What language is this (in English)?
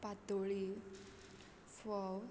Konkani